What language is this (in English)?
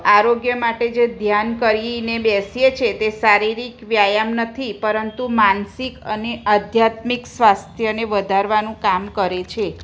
Gujarati